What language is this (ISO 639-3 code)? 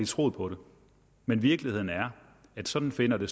dan